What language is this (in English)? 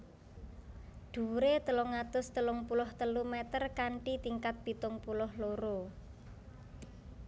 Javanese